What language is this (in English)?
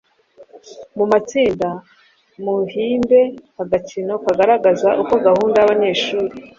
Kinyarwanda